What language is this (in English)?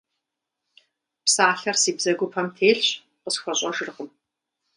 Kabardian